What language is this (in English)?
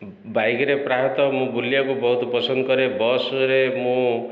Odia